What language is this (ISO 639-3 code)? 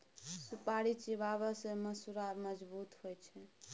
mai